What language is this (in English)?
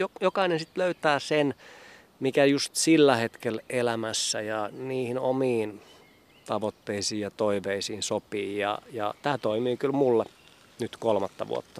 Finnish